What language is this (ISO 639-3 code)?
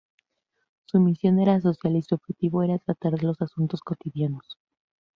spa